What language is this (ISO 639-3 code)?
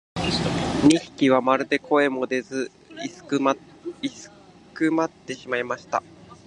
jpn